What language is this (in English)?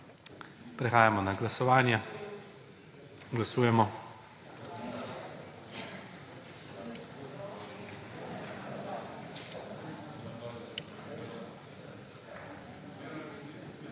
Slovenian